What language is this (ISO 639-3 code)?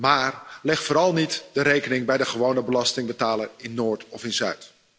nld